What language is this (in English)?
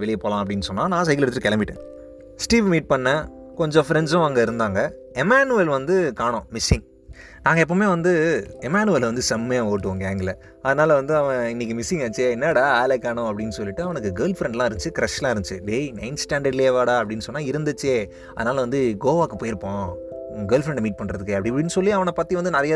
Tamil